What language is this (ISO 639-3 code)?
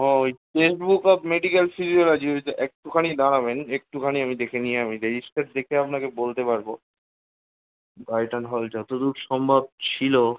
ben